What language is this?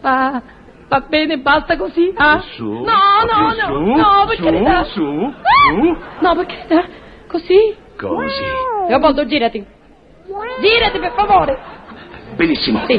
Italian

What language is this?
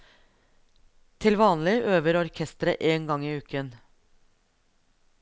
Norwegian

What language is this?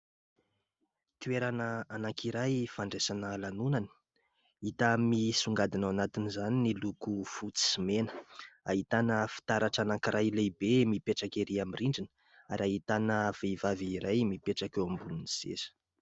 Malagasy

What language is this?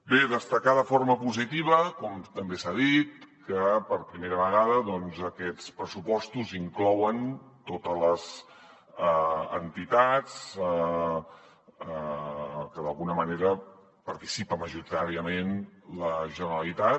Catalan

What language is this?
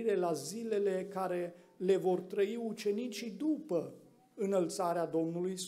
Romanian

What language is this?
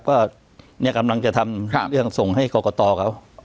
Thai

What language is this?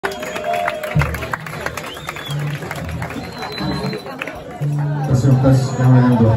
Arabic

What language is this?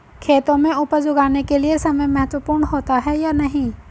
Hindi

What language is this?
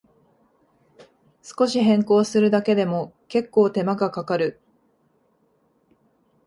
Japanese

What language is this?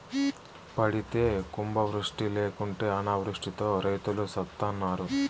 Telugu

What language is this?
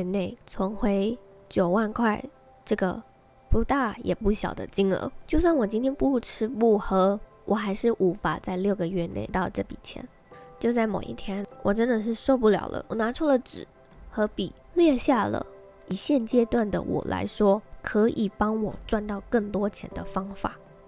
Chinese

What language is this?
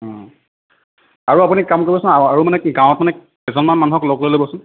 Assamese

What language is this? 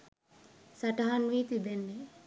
Sinhala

